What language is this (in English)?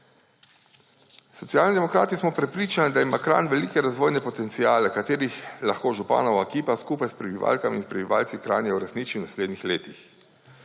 Slovenian